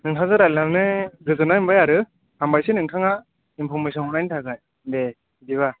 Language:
Bodo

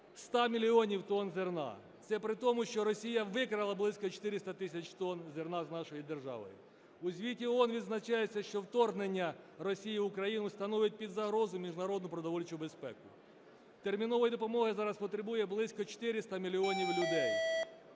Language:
Ukrainian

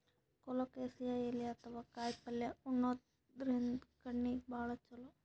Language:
Kannada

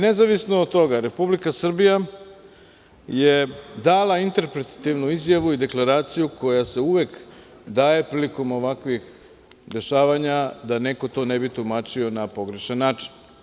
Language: Serbian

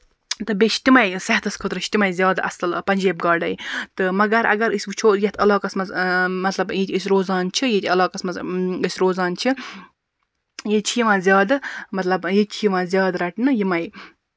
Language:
Kashmiri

